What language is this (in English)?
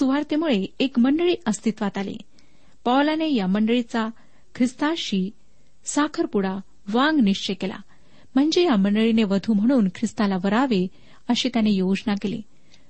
Marathi